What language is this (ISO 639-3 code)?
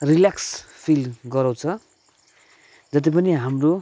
nep